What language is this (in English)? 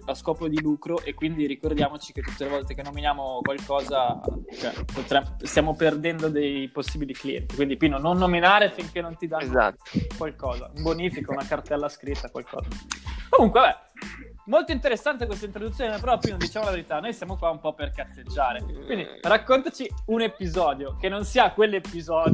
Italian